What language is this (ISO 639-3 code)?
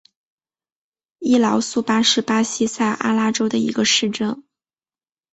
zho